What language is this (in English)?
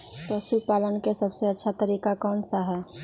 Magahi